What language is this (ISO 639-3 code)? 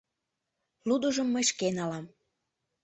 chm